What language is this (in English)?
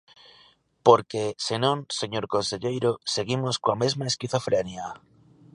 Galician